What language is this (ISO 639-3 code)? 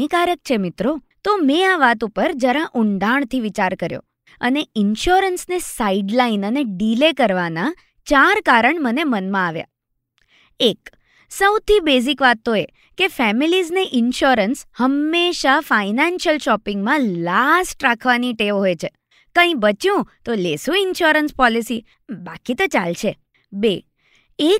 guj